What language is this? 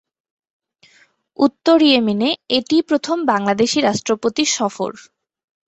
Bangla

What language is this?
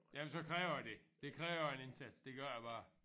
Danish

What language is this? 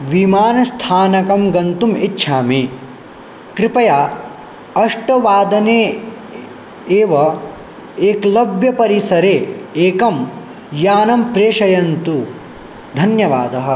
Sanskrit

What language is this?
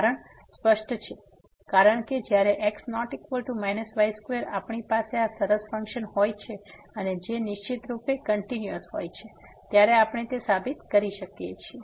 Gujarati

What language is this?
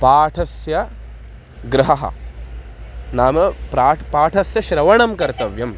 Sanskrit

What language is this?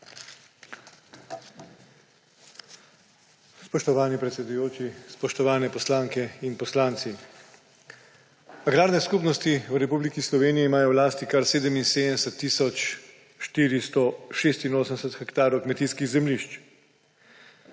Slovenian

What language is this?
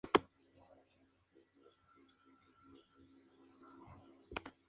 Spanish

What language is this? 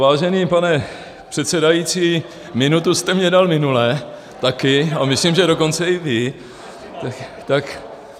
Czech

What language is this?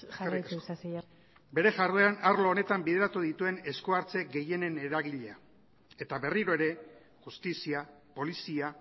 Basque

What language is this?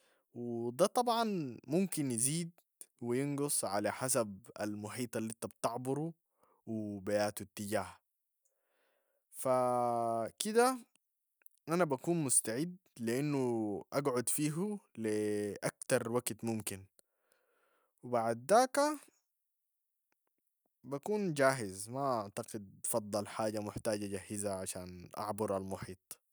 Sudanese Arabic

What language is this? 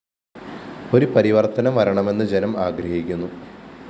Malayalam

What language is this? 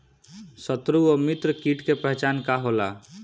Bhojpuri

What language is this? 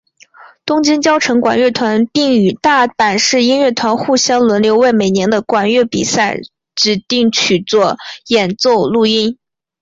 Chinese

